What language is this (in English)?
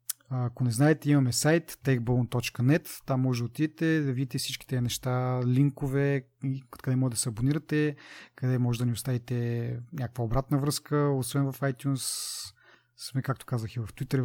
Bulgarian